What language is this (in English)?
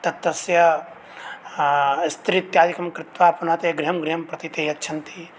Sanskrit